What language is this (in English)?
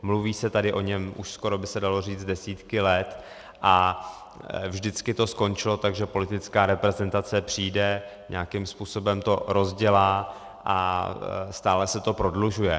Czech